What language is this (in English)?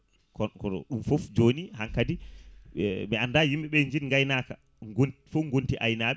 Fula